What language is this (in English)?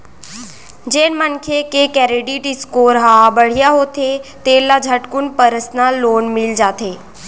Chhattisgarhi